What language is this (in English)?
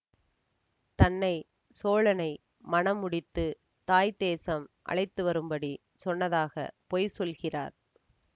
Tamil